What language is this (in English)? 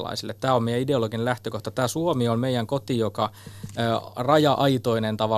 Finnish